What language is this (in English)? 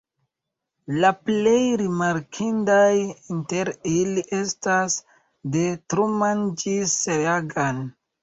Esperanto